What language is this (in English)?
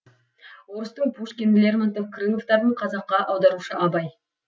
Kazakh